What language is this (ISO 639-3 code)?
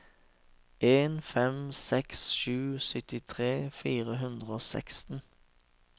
nor